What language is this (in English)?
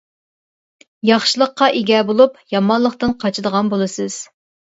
Uyghur